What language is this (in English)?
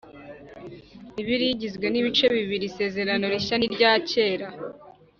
Kinyarwanda